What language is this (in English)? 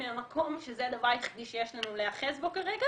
Hebrew